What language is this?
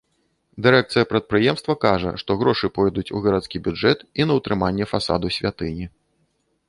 Belarusian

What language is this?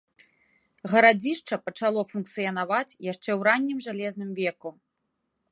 Belarusian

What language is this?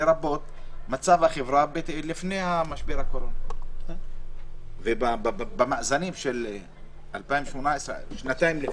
Hebrew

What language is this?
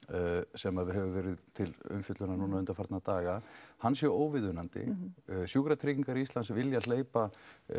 Icelandic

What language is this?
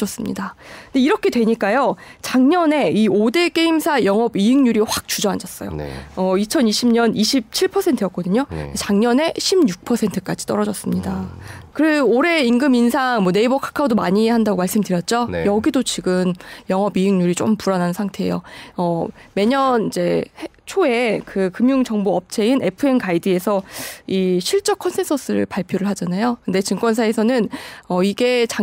Korean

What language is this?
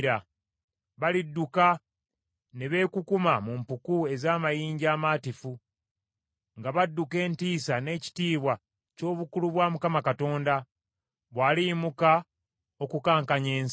Ganda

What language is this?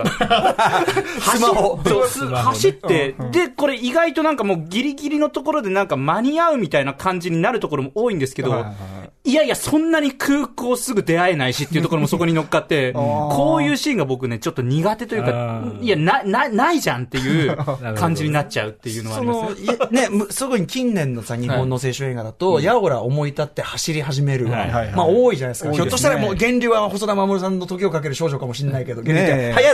Japanese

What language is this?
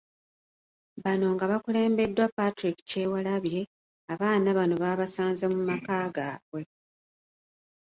Ganda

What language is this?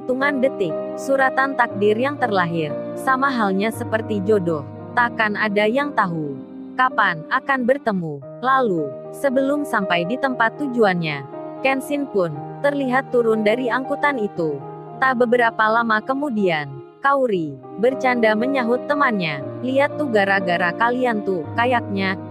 Indonesian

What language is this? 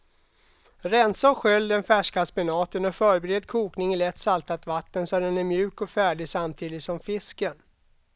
Swedish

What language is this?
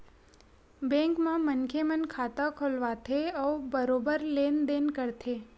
Chhattisgarhi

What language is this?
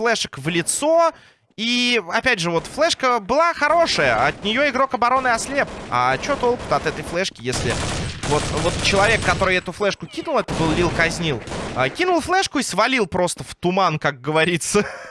Russian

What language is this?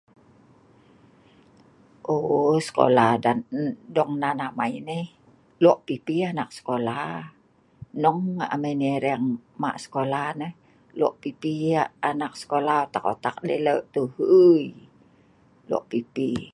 Sa'ban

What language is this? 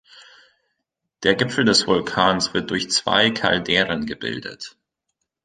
German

